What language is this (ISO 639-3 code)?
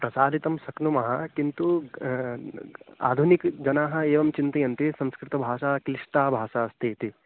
san